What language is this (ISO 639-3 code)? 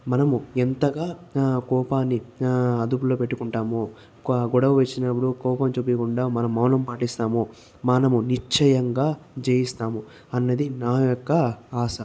tel